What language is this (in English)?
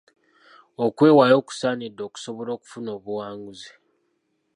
Ganda